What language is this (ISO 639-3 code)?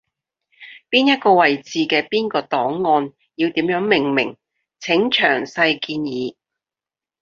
yue